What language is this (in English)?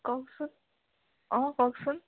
Assamese